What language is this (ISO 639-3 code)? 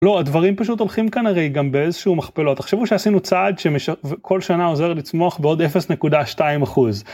heb